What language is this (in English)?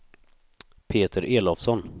Swedish